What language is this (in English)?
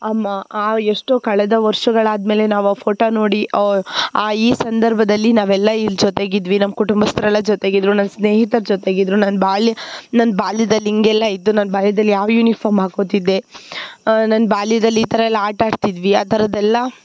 Kannada